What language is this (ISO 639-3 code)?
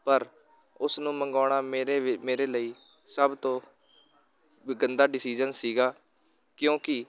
pan